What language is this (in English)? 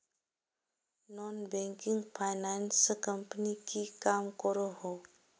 Magahi